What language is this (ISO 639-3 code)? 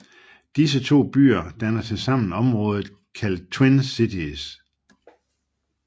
dan